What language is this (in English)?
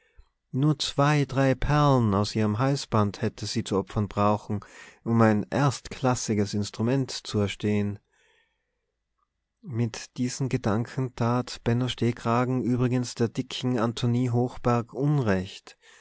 German